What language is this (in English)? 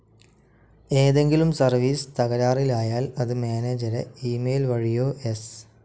Malayalam